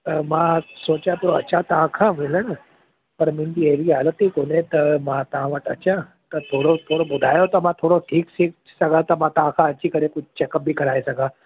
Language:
Sindhi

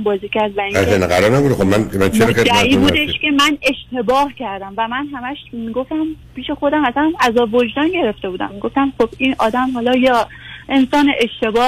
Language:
Persian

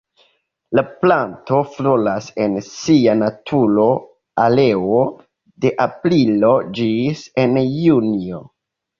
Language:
Esperanto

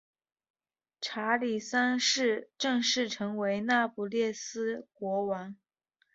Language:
Chinese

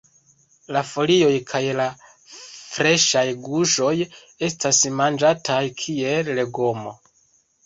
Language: Esperanto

